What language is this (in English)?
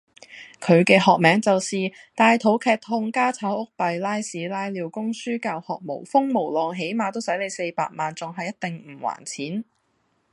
Cantonese